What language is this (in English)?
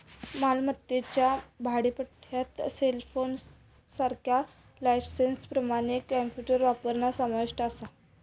Marathi